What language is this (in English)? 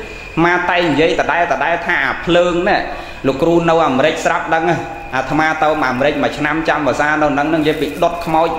Vietnamese